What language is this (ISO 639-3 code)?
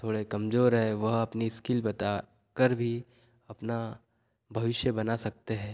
hin